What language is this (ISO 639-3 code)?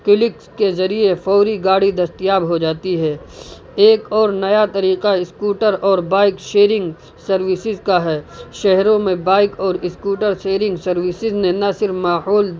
urd